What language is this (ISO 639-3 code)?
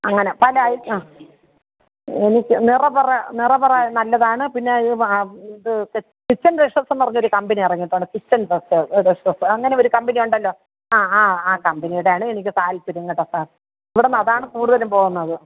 mal